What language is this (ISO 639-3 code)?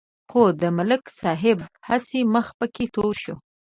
pus